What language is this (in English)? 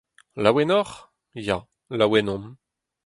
Breton